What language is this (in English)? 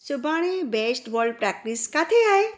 Sindhi